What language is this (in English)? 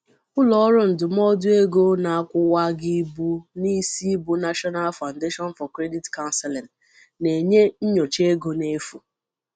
Igbo